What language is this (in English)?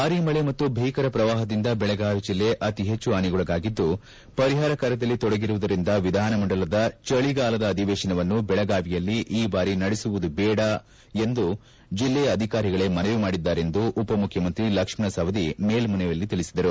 Kannada